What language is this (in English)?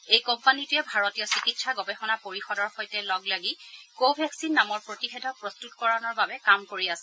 Assamese